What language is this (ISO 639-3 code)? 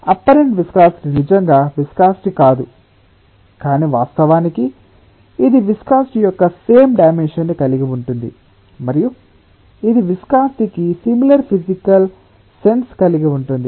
tel